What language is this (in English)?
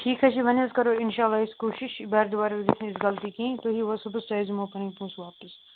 Kashmiri